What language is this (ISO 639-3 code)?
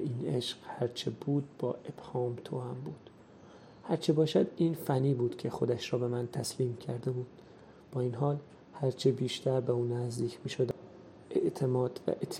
fas